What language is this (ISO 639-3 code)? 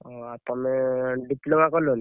ori